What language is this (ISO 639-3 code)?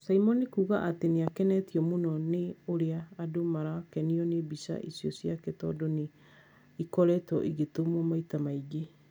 kik